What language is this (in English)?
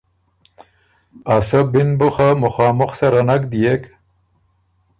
Ormuri